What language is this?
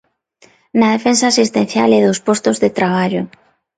Galician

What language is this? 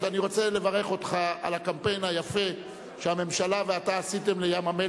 Hebrew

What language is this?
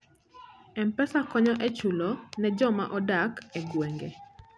Luo (Kenya and Tanzania)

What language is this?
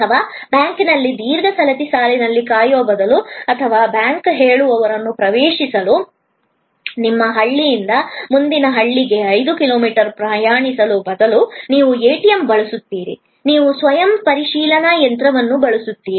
Kannada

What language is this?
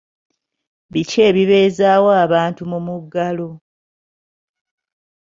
Ganda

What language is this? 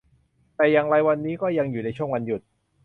Thai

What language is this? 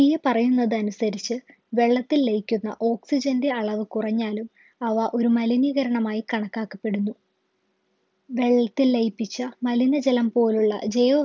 Malayalam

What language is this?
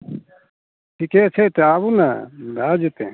Maithili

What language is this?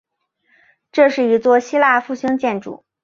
Chinese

